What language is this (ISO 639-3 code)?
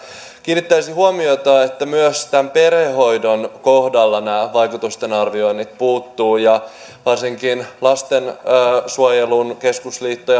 fin